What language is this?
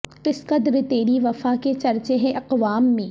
Urdu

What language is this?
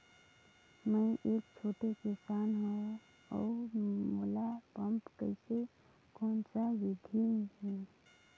Chhattisgarhi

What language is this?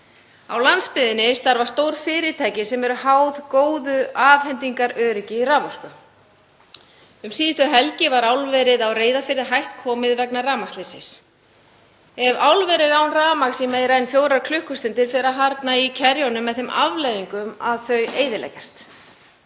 Icelandic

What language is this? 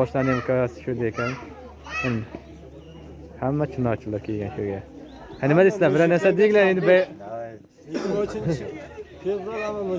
Arabic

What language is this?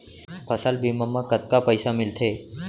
Chhattisgarhi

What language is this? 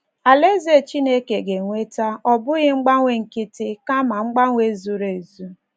Igbo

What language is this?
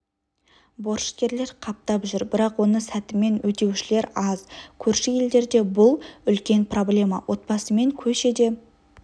Kazakh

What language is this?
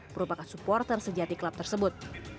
Indonesian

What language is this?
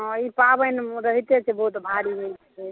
Maithili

